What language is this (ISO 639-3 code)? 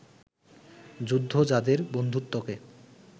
ben